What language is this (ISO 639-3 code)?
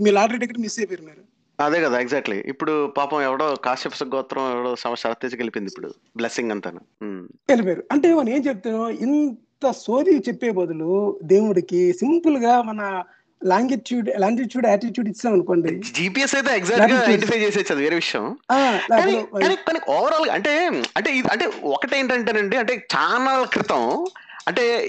tel